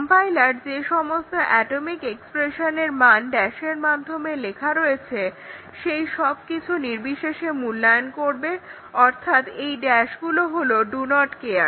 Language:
Bangla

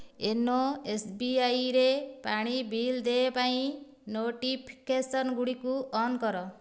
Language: Odia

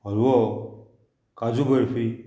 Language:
Konkani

